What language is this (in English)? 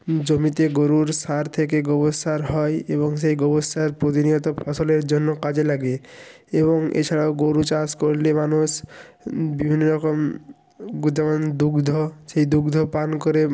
Bangla